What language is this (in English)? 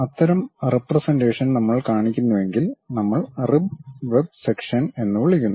Malayalam